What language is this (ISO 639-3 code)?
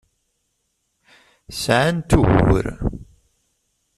kab